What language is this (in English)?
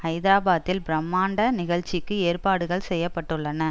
Tamil